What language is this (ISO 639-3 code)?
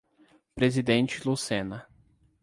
por